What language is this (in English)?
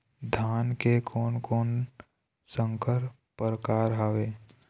Chhattisgarhi